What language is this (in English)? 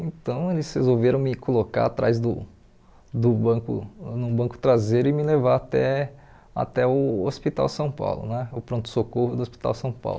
Portuguese